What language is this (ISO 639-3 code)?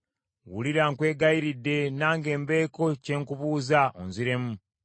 lug